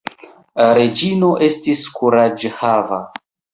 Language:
Esperanto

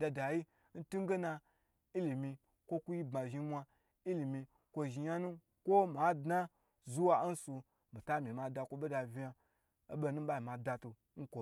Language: Gbagyi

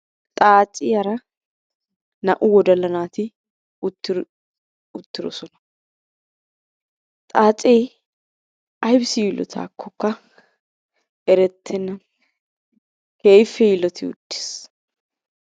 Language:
Wolaytta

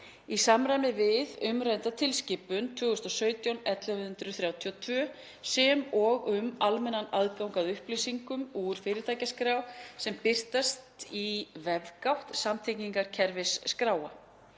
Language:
Icelandic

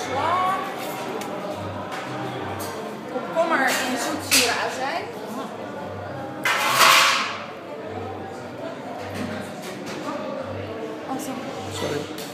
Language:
Dutch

